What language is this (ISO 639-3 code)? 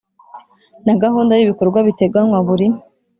kin